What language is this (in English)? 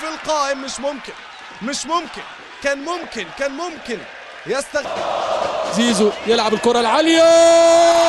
Arabic